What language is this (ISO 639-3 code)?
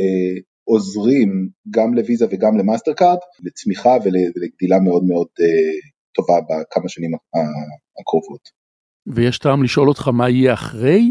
heb